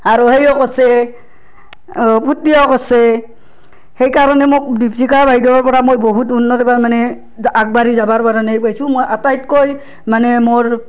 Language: Assamese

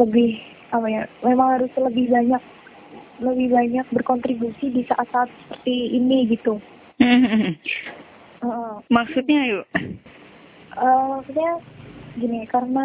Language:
Indonesian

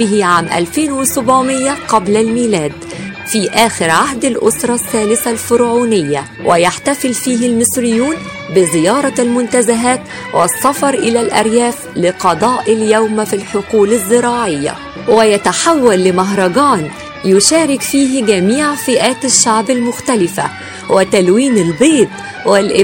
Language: Arabic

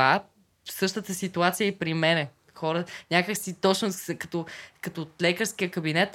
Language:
Bulgarian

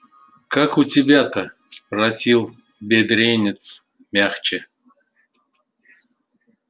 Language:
Russian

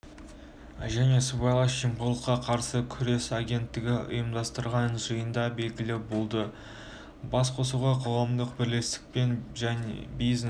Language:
Kazakh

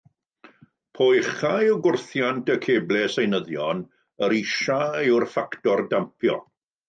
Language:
Welsh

